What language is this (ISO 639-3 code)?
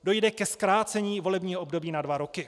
ces